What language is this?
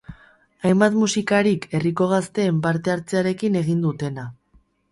Basque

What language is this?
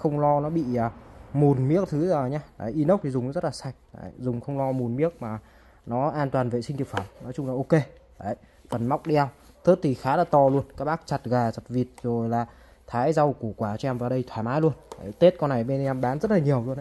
Vietnamese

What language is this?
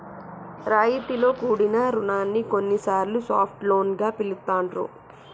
Telugu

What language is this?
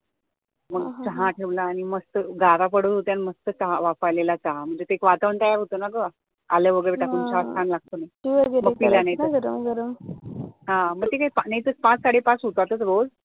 Marathi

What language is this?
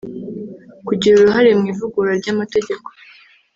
Kinyarwanda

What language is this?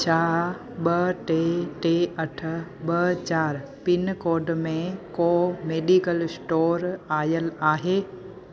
Sindhi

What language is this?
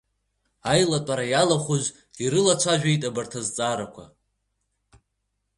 Abkhazian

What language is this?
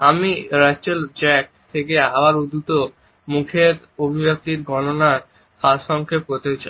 Bangla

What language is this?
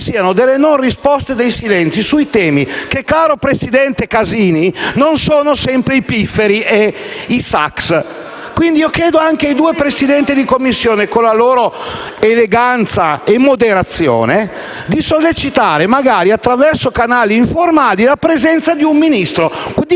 Italian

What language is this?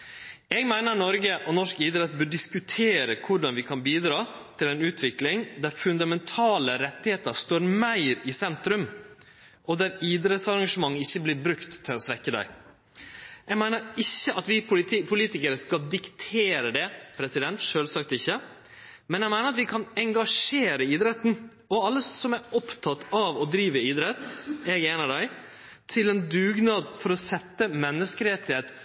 Norwegian Nynorsk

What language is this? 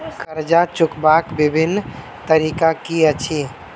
Maithili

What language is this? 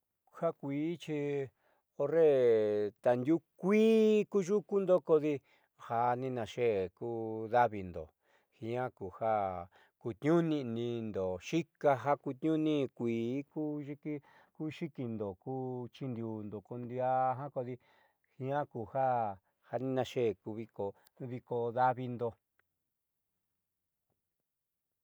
Southeastern Nochixtlán Mixtec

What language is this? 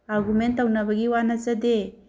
Manipuri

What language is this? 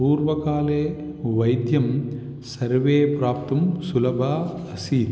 Sanskrit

